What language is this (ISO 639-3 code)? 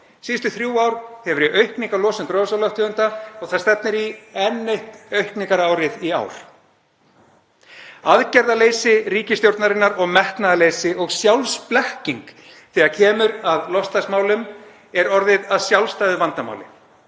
isl